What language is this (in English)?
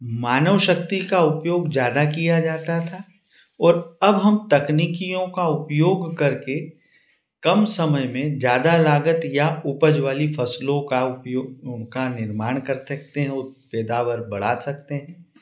Hindi